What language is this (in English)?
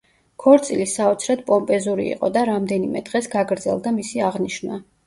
Georgian